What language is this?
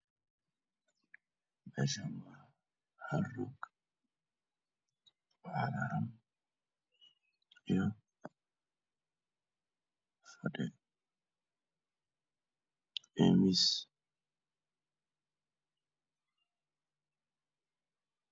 Somali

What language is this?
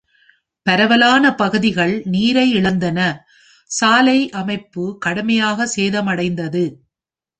Tamil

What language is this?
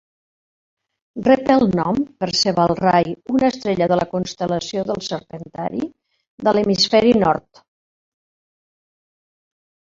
Catalan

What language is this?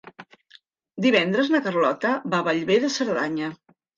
Catalan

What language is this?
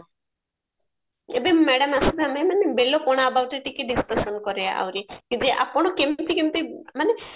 Odia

